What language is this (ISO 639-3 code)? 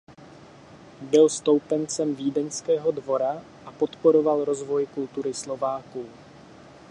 ces